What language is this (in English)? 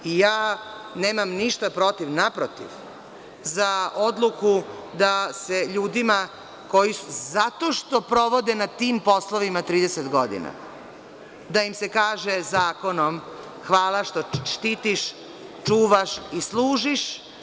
Serbian